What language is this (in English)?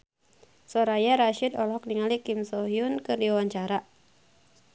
Sundanese